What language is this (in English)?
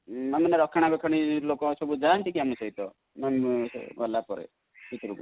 Odia